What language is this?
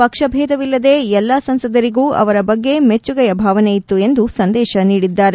Kannada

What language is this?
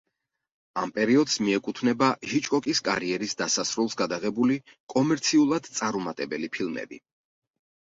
Georgian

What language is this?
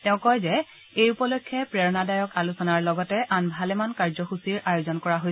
Assamese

